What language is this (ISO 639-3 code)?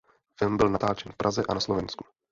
ces